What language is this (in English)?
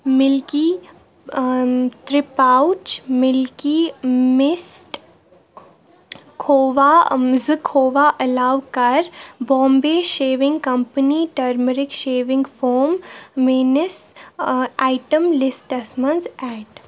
Kashmiri